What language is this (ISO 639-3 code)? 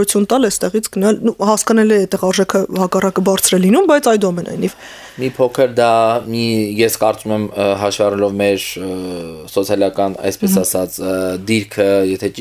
nld